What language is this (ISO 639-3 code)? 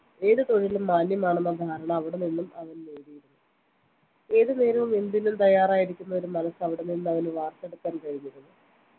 mal